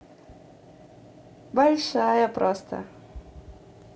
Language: Russian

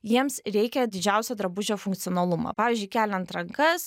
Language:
Lithuanian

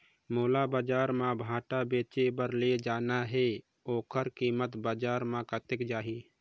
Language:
Chhattisgarhi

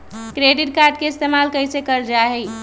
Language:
Magahi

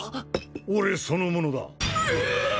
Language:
Japanese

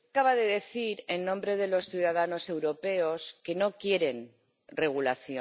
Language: Spanish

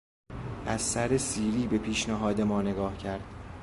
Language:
Persian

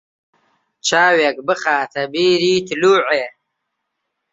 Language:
Central Kurdish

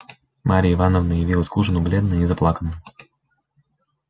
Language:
Russian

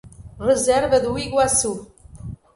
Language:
Portuguese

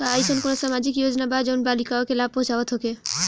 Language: Bhojpuri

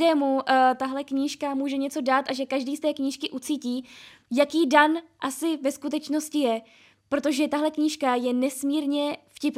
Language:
Czech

